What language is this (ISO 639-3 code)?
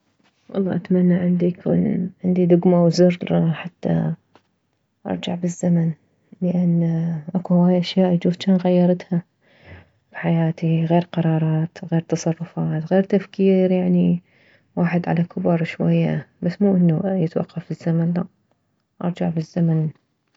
acm